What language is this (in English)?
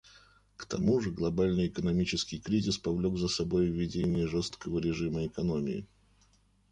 Russian